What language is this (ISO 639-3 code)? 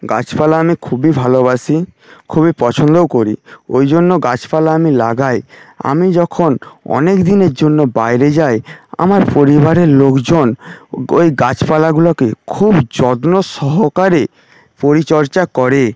ben